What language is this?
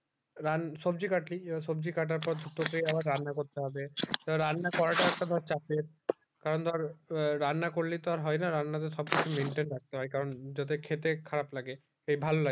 Bangla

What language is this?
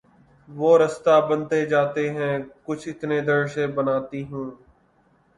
Urdu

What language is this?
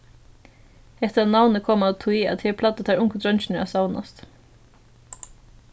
Faroese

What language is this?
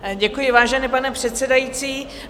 Czech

